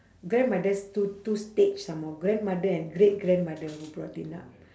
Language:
English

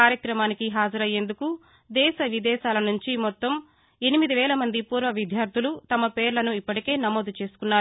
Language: Telugu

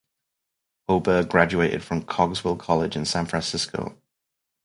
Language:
English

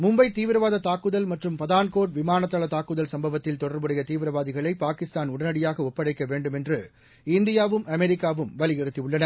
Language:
Tamil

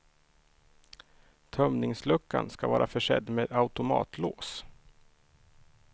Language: Swedish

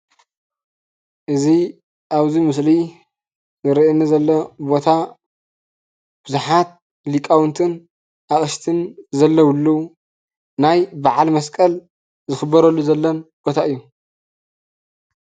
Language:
Tigrinya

